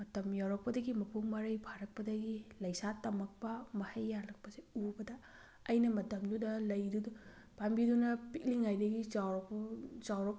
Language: Manipuri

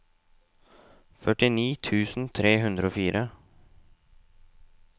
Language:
Norwegian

